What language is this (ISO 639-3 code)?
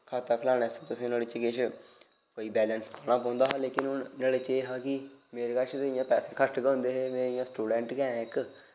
doi